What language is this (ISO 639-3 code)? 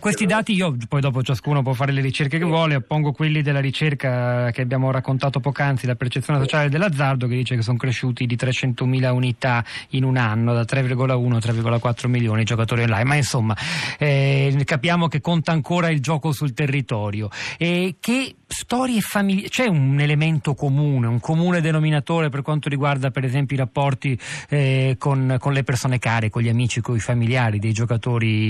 ita